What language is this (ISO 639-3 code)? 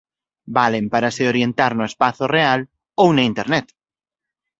glg